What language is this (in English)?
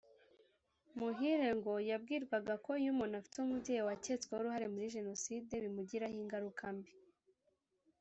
Kinyarwanda